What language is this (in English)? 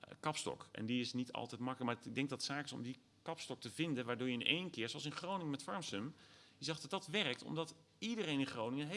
Dutch